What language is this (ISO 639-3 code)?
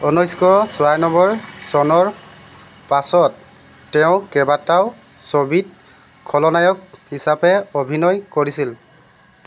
asm